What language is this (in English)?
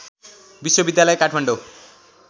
Nepali